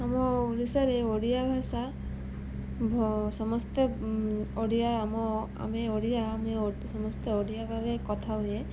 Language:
Odia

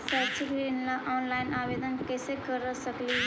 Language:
Magahi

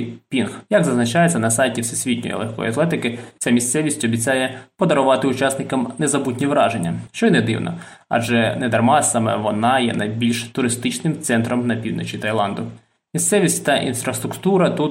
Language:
Ukrainian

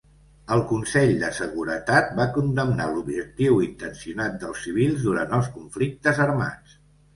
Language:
Catalan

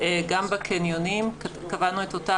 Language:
Hebrew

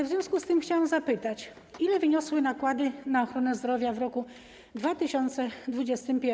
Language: Polish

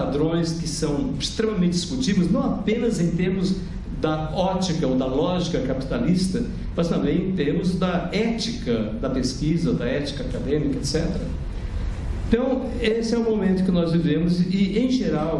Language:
Portuguese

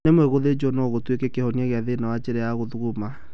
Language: Kikuyu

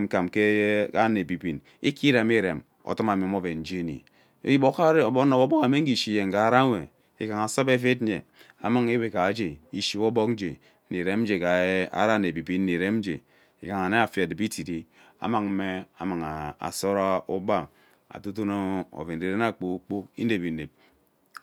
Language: Ubaghara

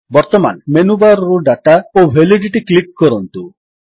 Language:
Odia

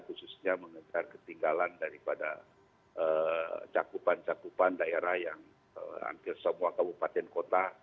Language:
Indonesian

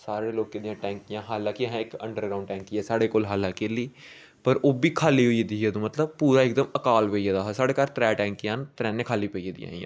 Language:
Dogri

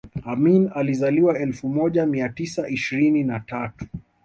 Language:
Swahili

